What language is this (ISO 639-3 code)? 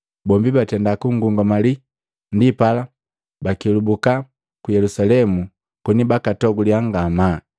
mgv